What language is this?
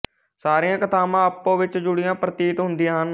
Punjabi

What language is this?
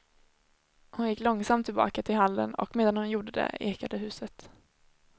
Swedish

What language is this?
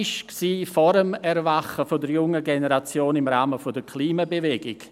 Swiss German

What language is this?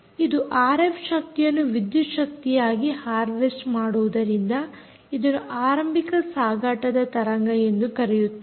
Kannada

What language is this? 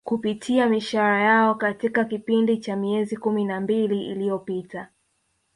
Swahili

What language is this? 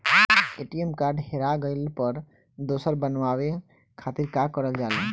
Bhojpuri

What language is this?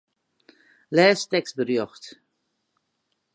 Western Frisian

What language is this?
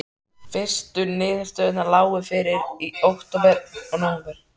Icelandic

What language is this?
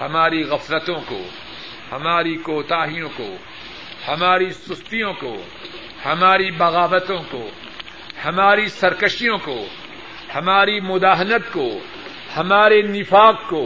Urdu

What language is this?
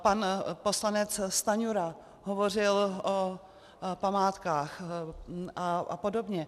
Czech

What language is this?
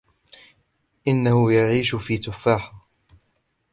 Arabic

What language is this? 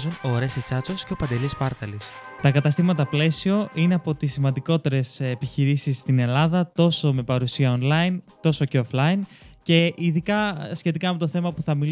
Greek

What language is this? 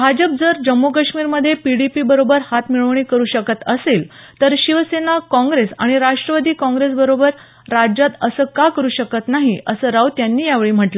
Marathi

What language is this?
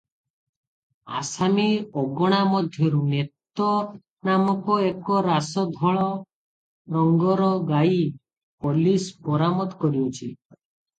Odia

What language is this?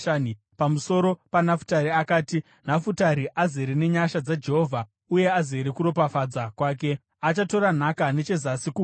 Shona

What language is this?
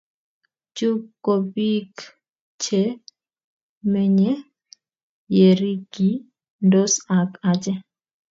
Kalenjin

